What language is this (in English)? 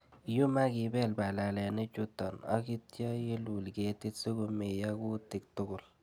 Kalenjin